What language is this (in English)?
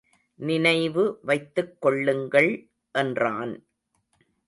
Tamil